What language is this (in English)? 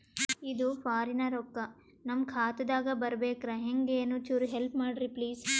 Kannada